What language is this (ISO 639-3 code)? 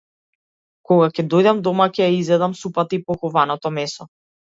mkd